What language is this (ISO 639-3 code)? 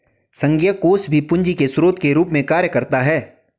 hin